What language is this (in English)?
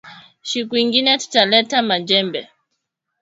Swahili